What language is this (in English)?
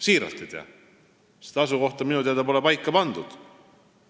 Estonian